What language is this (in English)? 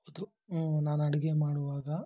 Kannada